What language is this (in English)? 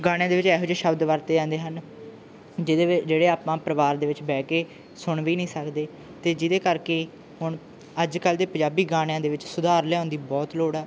Punjabi